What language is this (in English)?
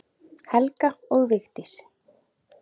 Icelandic